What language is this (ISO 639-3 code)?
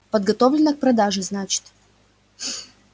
rus